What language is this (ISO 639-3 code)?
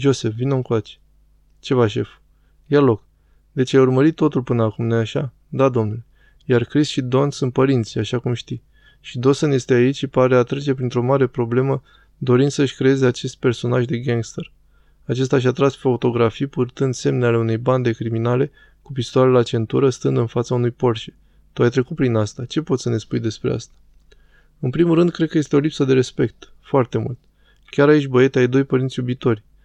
ron